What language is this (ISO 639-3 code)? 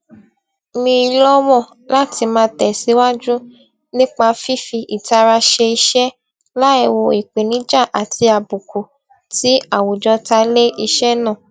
yor